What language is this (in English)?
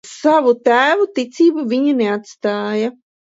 Latvian